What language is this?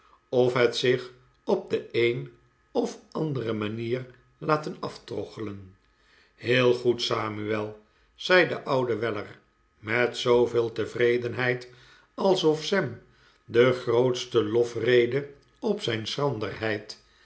Dutch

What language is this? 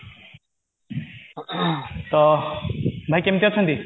Odia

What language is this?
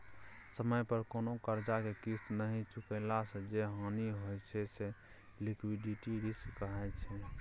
Maithili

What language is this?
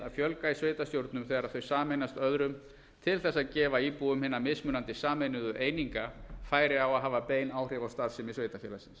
Icelandic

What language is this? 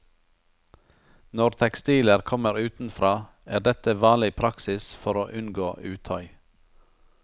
Norwegian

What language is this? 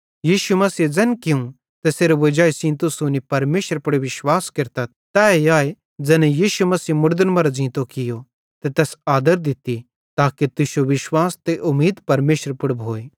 Bhadrawahi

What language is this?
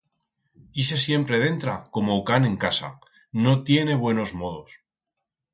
Aragonese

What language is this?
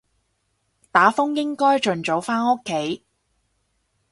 Cantonese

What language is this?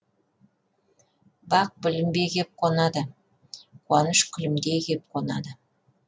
Kazakh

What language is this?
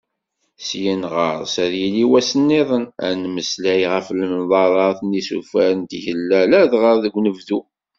Kabyle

